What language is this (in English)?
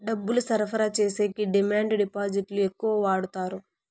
Telugu